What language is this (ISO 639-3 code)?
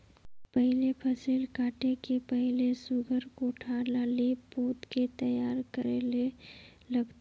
hne